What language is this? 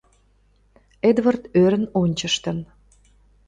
Mari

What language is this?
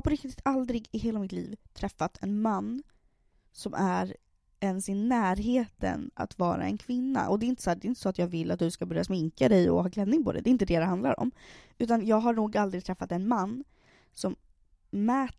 Swedish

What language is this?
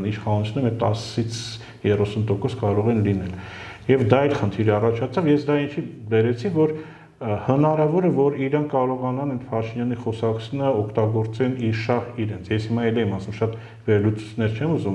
Dutch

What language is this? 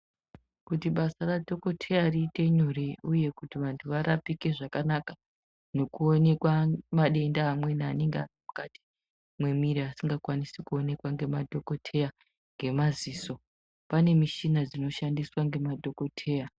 Ndau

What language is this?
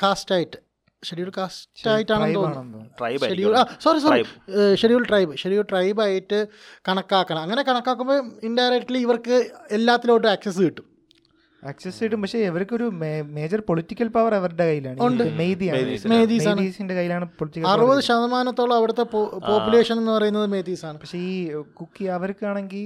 Malayalam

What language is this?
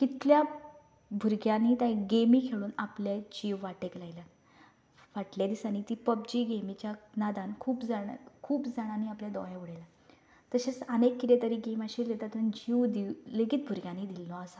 Konkani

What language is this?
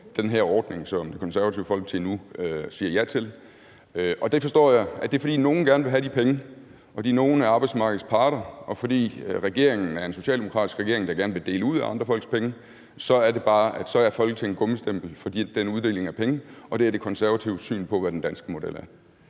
Danish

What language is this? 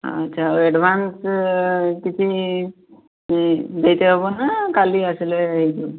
Odia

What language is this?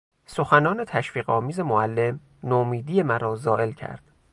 Persian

